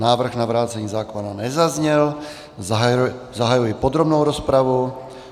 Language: Czech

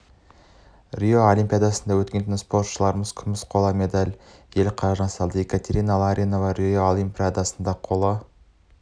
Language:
Kazakh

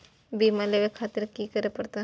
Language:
Maithili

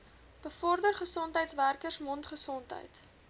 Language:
Afrikaans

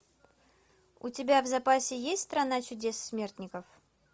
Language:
Russian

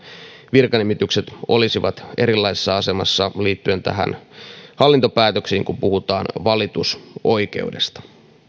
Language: Finnish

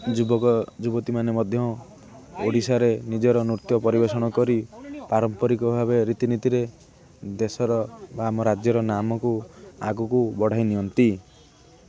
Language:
Odia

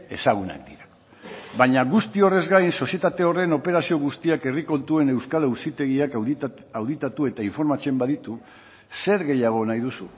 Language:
Basque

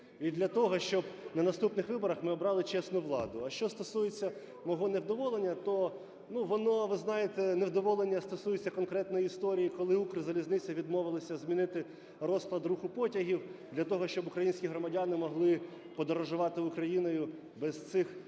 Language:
Ukrainian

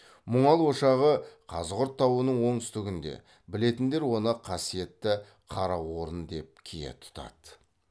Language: Kazakh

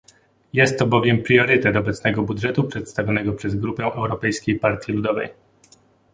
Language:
Polish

